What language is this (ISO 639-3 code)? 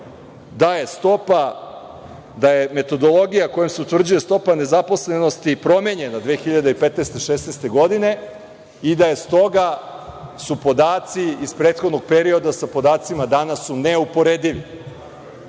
srp